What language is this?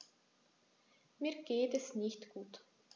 German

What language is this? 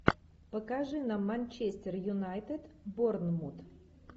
Russian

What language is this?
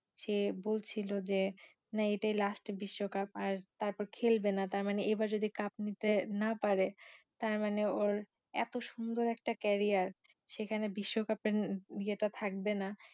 Bangla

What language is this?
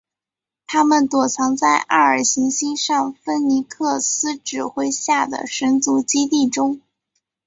Chinese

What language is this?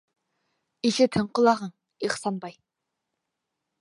Bashkir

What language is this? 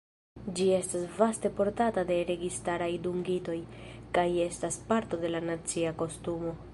Esperanto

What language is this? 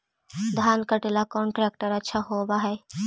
Magahi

